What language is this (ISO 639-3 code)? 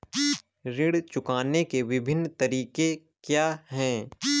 hin